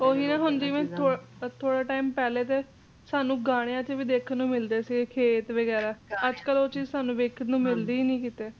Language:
Punjabi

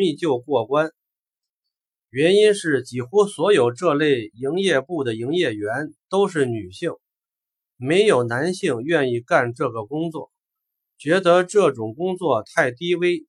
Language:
Chinese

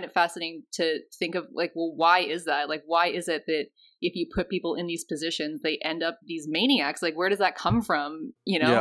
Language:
English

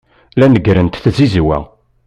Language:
Kabyle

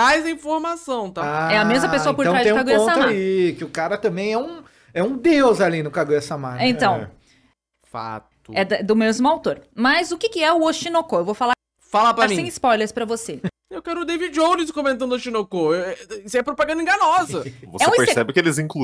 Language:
Portuguese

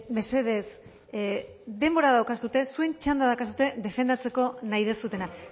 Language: Basque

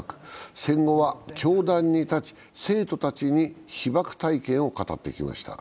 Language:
Japanese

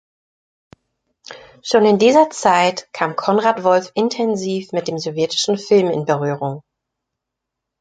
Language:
German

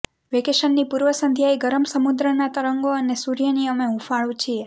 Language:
Gujarati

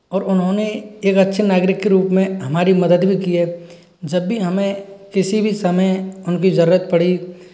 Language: Hindi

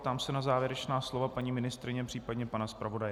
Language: Czech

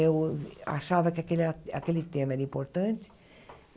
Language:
Portuguese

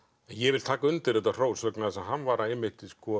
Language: Icelandic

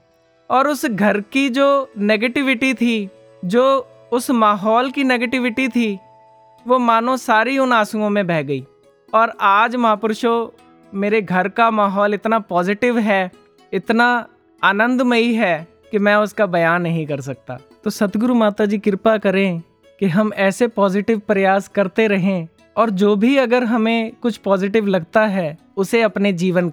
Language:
Hindi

